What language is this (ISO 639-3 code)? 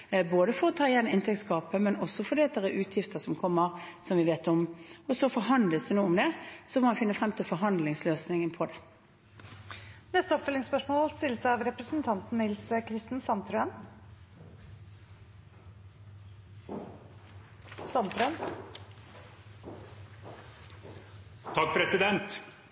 nor